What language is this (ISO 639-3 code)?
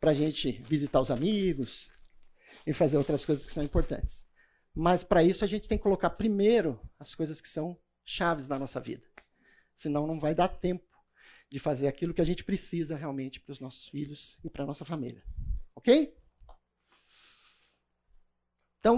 por